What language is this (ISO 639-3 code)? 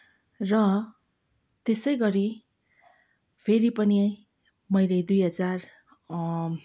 nep